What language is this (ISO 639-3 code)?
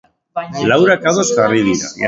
eus